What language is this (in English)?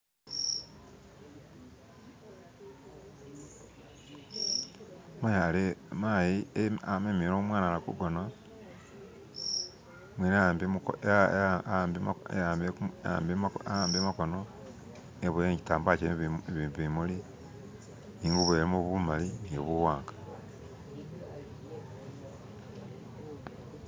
Masaaba